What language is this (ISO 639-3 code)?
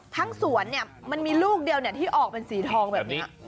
tha